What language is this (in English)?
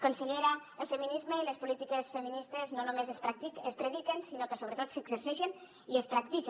Catalan